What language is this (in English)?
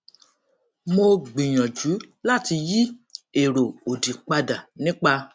Yoruba